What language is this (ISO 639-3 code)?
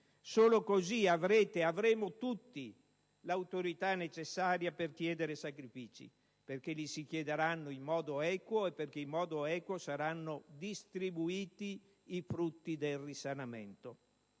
ita